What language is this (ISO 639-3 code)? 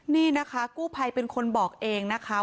tha